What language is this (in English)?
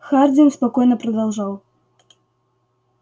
Russian